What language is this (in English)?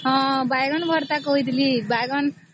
Odia